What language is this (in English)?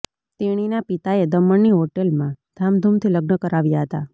Gujarati